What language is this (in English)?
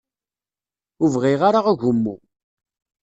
Kabyle